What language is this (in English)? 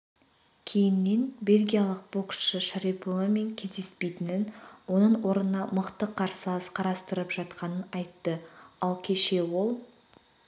Kazakh